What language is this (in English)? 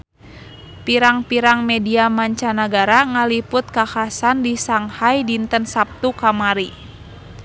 Sundanese